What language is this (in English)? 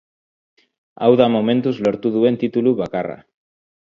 Basque